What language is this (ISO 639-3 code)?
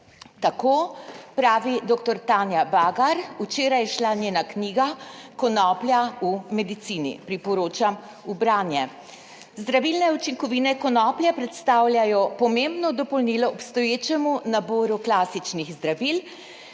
slv